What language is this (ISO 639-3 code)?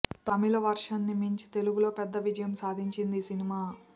tel